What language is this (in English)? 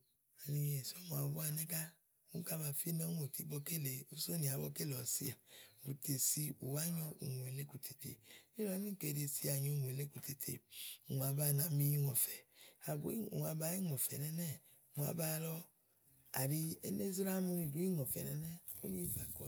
Igo